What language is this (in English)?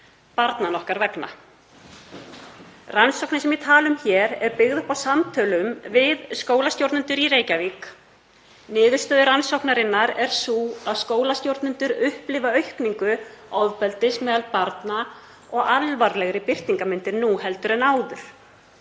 Icelandic